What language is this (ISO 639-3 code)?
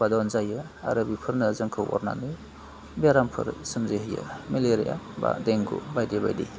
brx